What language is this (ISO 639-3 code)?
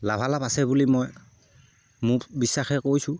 asm